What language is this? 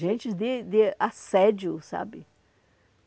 Portuguese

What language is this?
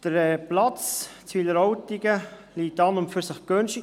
Swiss German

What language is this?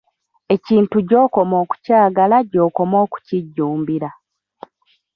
Ganda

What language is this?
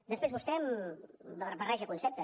Catalan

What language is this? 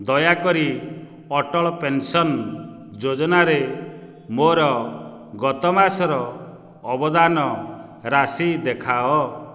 Odia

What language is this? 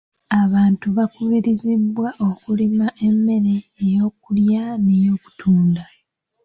Ganda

